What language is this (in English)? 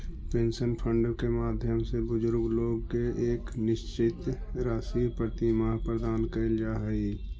Magahi